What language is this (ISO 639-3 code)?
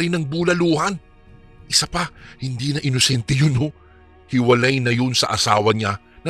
fil